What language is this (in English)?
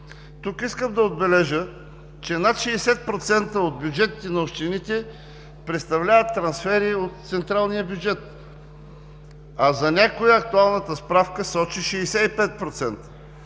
Bulgarian